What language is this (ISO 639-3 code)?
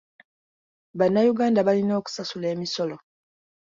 lug